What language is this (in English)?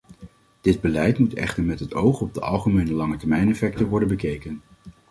Dutch